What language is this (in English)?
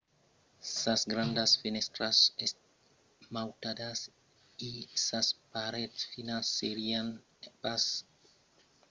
Occitan